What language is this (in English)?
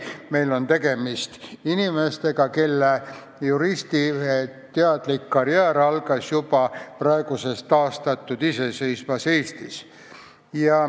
Estonian